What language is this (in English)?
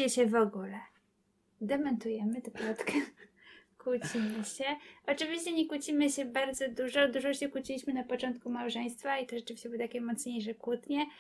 Polish